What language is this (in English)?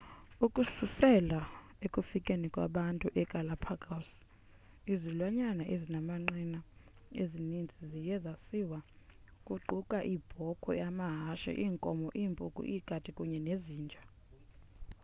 Xhosa